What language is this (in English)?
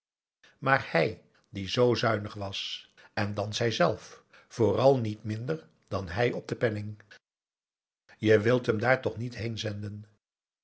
Dutch